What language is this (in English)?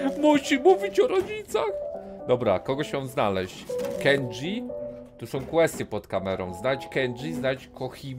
Polish